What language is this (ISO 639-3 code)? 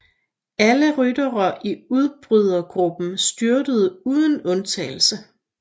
dan